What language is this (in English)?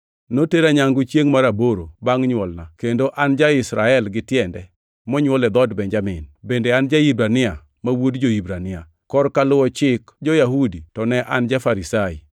Luo (Kenya and Tanzania)